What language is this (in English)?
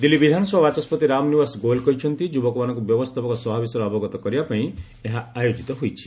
Odia